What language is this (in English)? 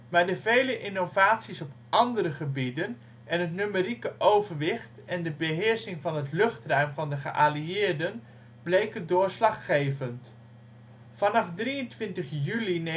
Dutch